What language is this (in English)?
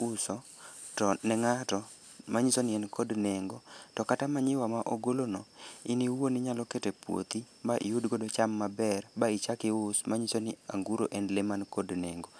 Luo (Kenya and Tanzania)